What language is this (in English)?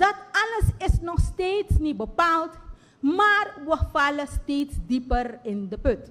Dutch